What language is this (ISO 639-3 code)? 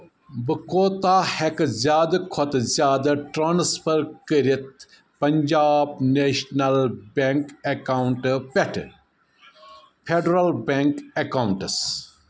kas